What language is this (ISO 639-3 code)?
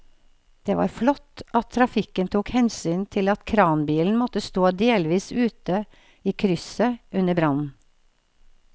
nor